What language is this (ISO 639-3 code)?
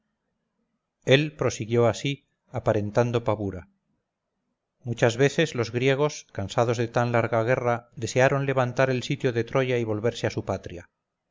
spa